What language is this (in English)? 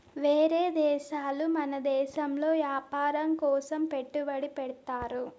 Telugu